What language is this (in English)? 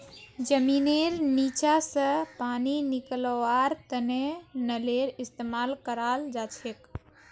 Magahi